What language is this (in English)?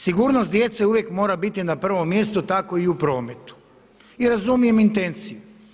Croatian